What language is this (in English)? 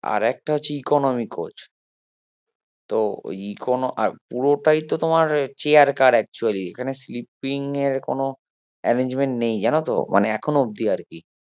Bangla